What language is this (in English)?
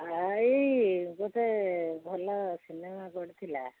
Odia